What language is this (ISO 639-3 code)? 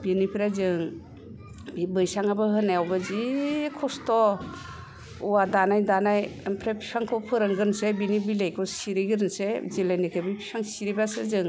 brx